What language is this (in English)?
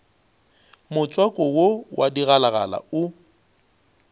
Northern Sotho